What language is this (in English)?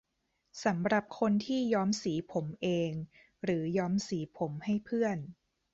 Thai